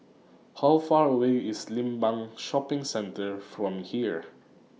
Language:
English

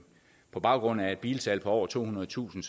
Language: Danish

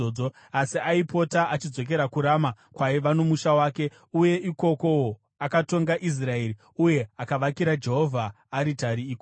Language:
Shona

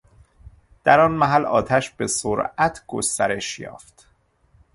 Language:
Persian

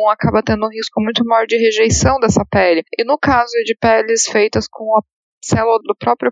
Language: Portuguese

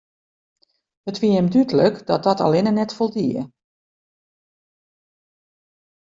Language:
Western Frisian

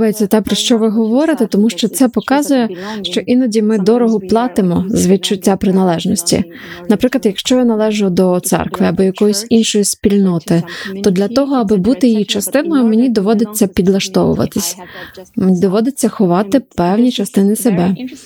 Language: Ukrainian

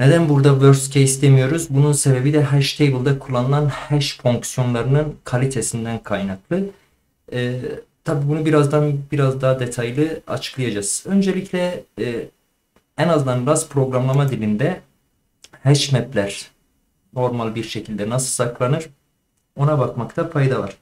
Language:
Turkish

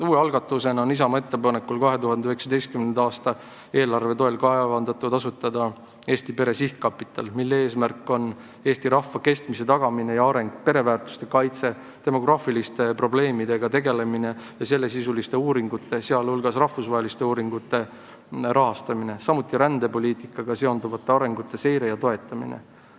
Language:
Estonian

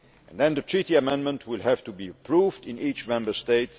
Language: English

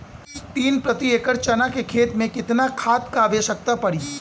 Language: Bhojpuri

